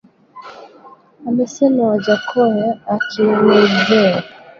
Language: Swahili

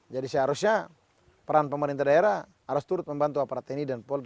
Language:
Indonesian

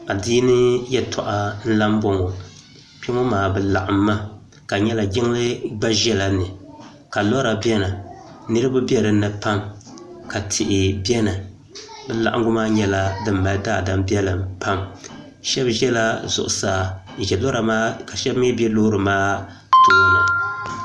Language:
Dagbani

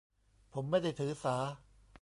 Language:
Thai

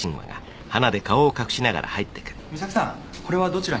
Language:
Japanese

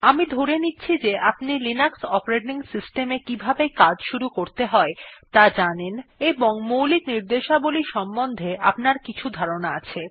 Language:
Bangla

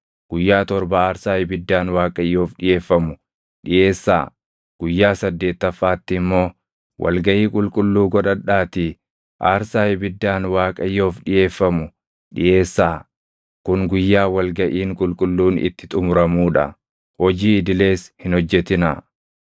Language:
Oromo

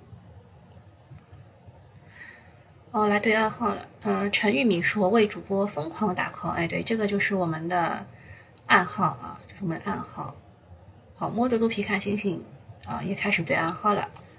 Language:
Chinese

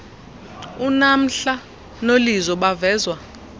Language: Xhosa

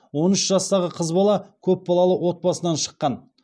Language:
Kazakh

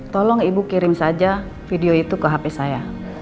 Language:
Indonesian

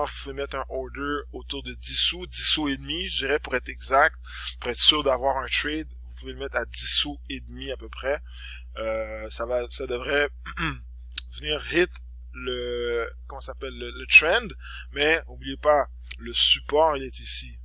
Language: French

